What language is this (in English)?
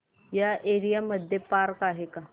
Marathi